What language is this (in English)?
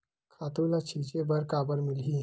Chhattisgarhi